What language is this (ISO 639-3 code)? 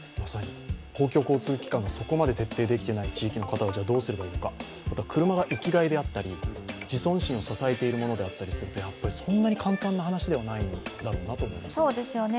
jpn